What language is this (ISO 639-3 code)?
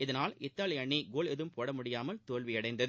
tam